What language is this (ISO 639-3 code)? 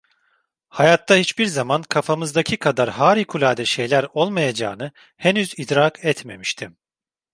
tur